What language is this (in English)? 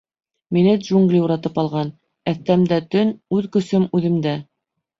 Bashkir